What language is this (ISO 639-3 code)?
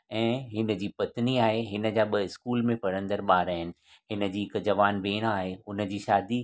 snd